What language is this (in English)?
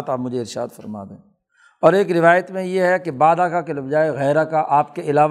Urdu